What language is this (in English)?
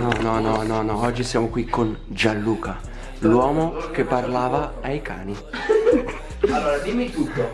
Italian